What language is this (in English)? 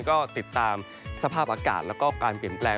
Thai